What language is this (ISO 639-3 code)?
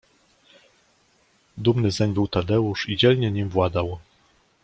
pol